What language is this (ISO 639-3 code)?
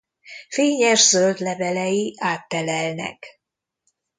hun